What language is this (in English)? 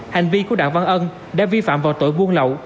Vietnamese